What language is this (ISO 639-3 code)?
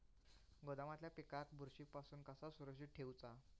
mar